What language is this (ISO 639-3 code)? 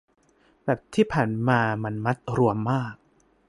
tha